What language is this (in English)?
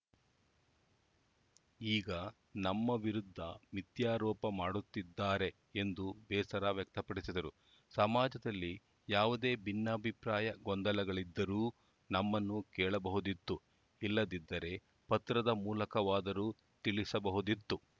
Kannada